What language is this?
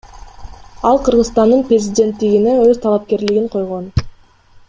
Kyrgyz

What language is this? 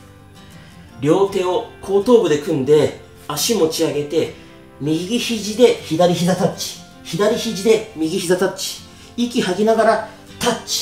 Japanese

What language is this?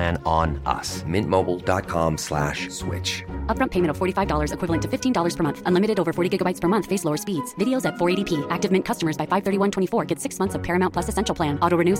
Filipino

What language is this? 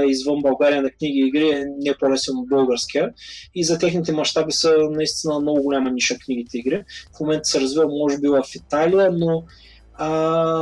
Bulgarian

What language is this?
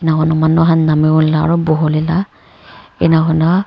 Naga Pidgin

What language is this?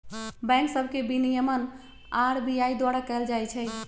Magahi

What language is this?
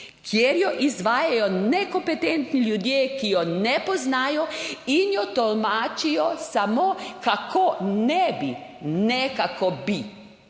Slovenian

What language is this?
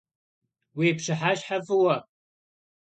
Kabardian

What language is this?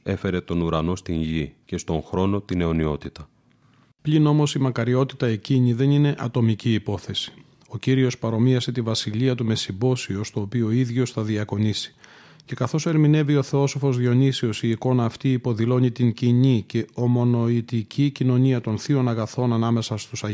Greek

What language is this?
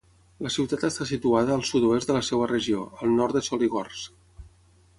Catalan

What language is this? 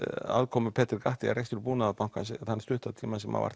Icelandic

